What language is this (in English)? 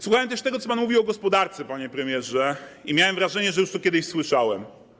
Polish